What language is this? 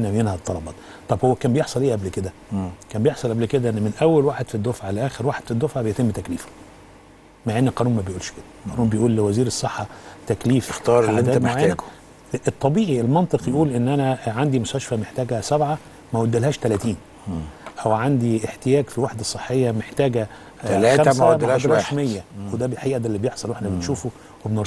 Arabic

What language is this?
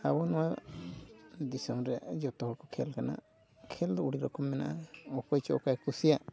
Santali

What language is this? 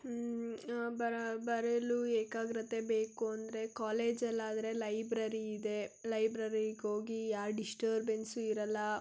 Kannada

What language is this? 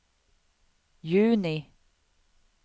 Swedish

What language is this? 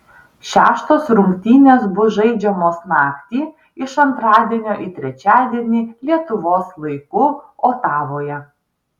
Lithuanian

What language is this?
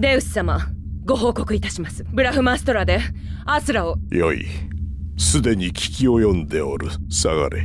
Japanese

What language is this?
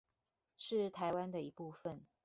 Chinese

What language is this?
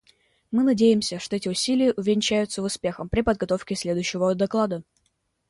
Russian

